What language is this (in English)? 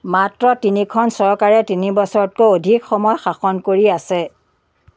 Assamese